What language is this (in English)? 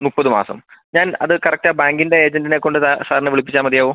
Malayalam